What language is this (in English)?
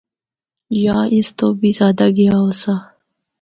Northern Hindko